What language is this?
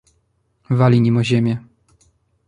Polish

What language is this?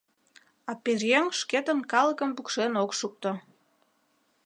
Mari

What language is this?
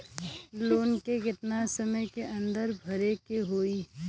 Bhojpuri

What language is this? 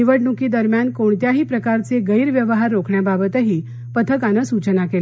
Marathi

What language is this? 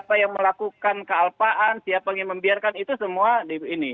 Indonesian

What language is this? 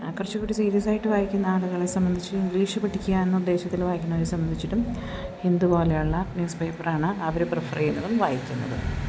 Malayalam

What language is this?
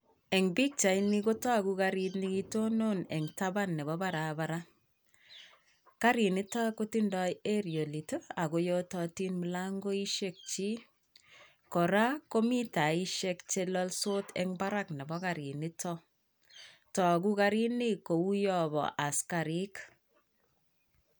Kalenjin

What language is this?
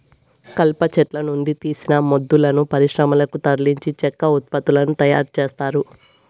Telugu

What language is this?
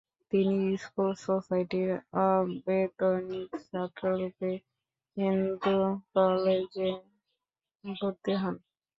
Bangla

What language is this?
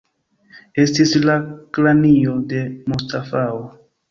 Esperanto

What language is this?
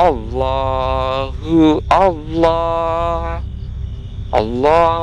Indonesian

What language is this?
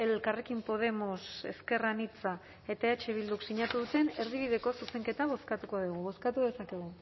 Basque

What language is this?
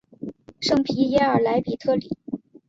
Chinese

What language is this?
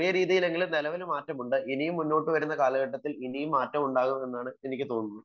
Malayalam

